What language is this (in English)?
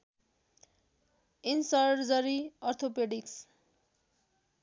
Nepali